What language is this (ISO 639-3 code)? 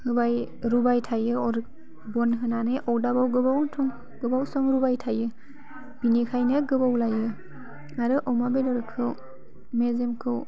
brx